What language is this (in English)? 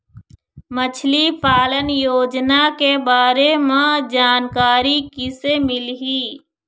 Chhattisgarhi